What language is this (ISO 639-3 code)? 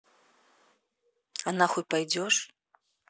rus